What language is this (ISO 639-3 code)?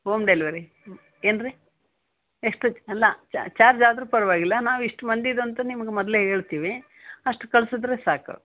kan